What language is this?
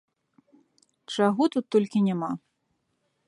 Belarusian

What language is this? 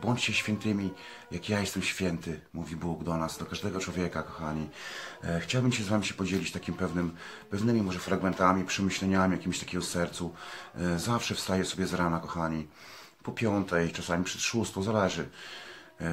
Polish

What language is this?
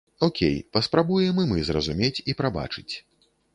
Belarusian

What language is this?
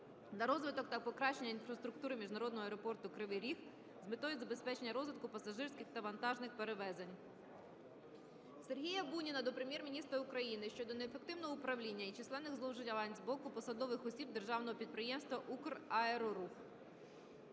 Ukrainian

